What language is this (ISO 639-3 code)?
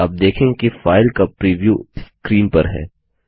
hin